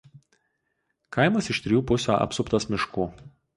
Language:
Lithuanian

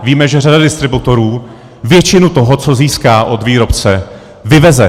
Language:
Czech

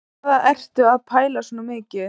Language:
Icelandic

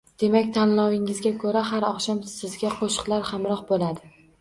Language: Uzbek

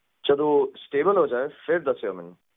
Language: Punjabi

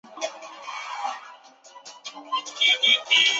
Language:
Chinese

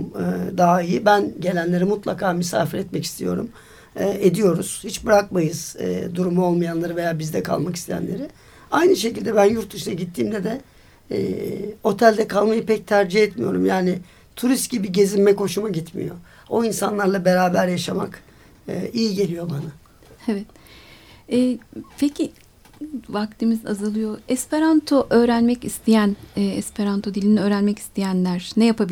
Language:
Turkish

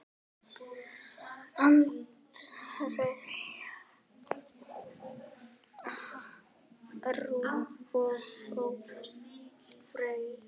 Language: Icelandic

